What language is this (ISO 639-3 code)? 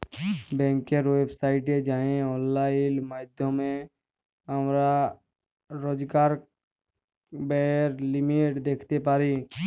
ben